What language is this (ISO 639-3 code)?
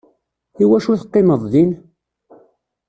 kab